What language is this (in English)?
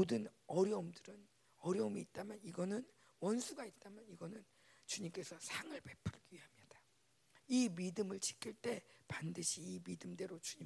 Korean